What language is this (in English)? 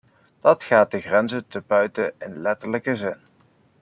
Dutch